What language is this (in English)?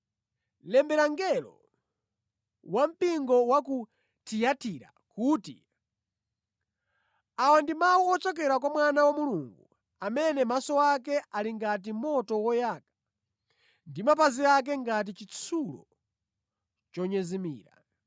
Nyanja